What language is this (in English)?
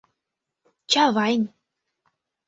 Mari